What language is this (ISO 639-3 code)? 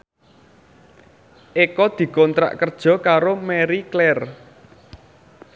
jav